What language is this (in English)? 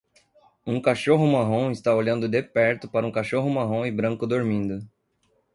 Portuguese